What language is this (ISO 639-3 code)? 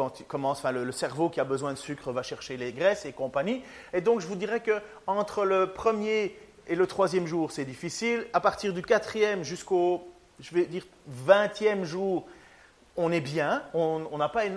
fra